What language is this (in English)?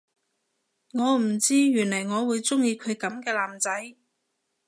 Cantonese